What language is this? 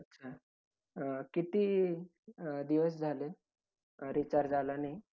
Marathi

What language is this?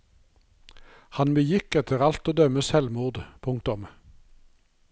Norwegian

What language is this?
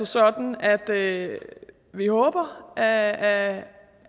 Danish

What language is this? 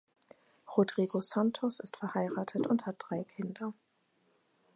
German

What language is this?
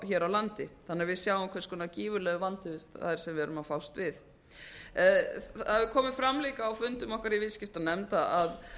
Icelandic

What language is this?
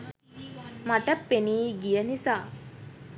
Sinhala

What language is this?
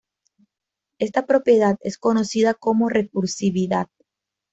Spanish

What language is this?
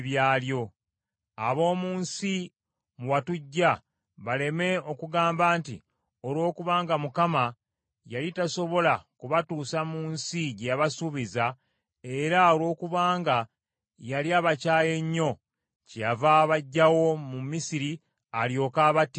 Ganda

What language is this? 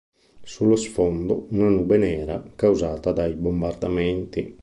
Italian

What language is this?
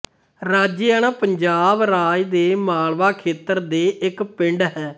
Punjabi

